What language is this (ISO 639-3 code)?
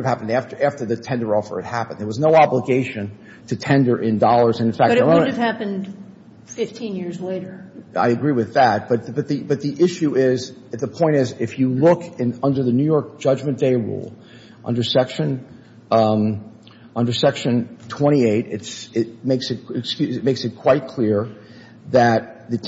eng